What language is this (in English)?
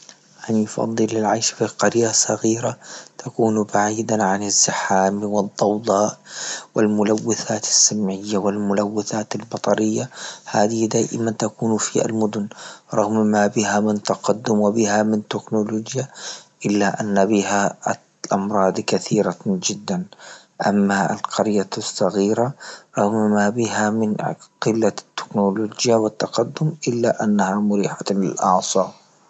Libyan Arabic